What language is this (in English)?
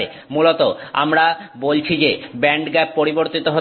Bangla